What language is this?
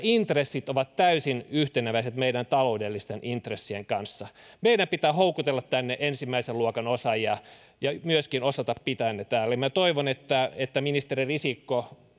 Finnish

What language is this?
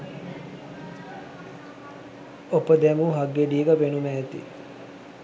Sinhala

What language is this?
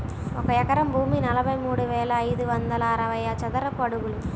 Telugu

